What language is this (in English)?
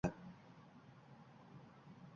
Uzbek